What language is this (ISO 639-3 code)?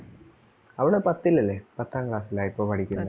mal